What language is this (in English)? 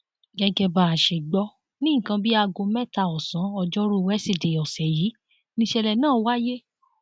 Yoruba